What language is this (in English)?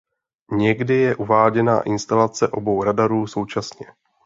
Czech